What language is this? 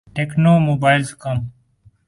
Urdu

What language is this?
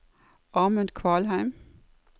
Norwegian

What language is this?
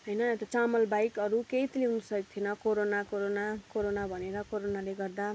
Nepali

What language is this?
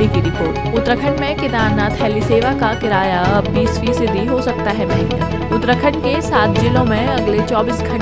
Hindi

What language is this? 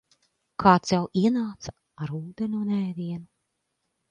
Latvian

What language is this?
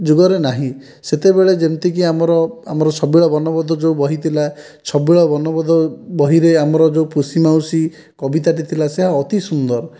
Odia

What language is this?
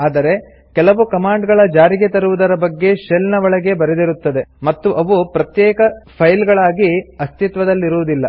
Kannada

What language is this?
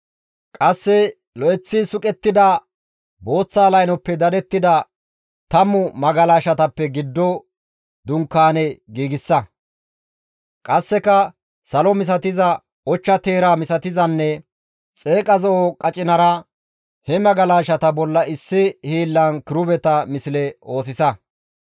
Gamo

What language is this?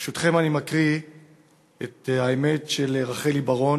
Hebrew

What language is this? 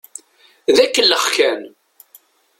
Kabyle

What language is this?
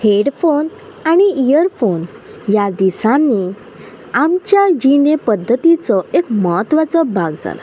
Konkani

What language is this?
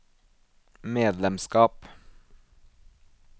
Norwegian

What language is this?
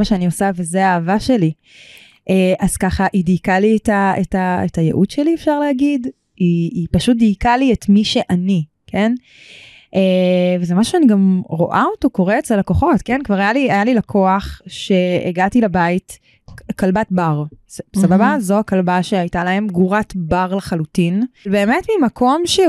Hebrew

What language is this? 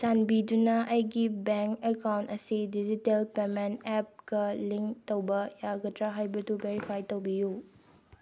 Manipuri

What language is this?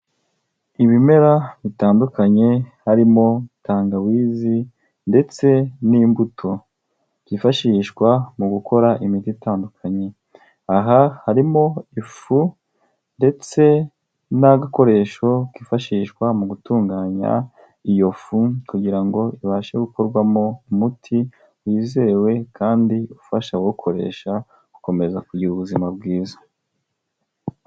Kinyarwanda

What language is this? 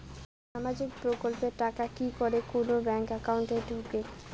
Bangla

